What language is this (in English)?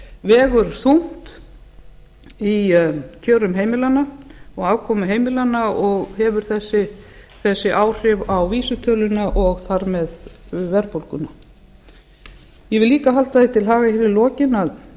Icelandic